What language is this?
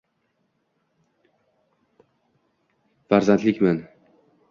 Uzbek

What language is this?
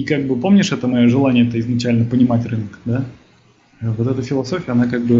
Russian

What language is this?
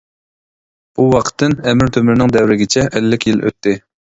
Uyghur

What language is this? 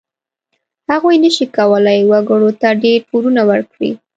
Pashto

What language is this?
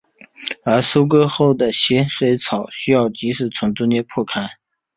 Chinese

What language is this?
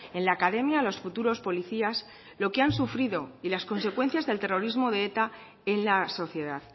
Spanish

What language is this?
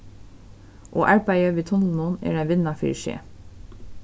Faroese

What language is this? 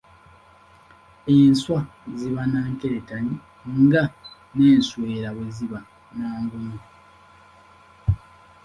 Ganda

